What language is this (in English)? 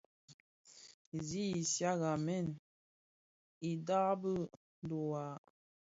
Bafia